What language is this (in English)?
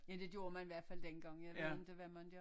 Danish